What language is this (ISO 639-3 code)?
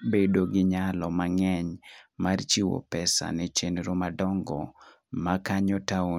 luo